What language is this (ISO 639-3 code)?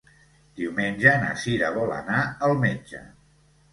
cat